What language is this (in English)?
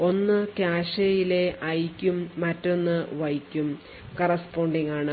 Malayalam